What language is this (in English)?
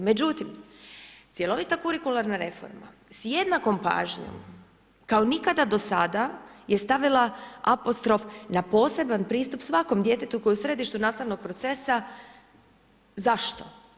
Croatian